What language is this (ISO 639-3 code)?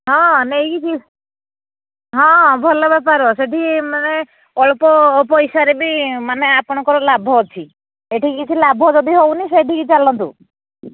ori